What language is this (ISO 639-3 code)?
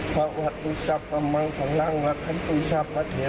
tha